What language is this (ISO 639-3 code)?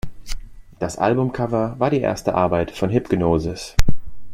deu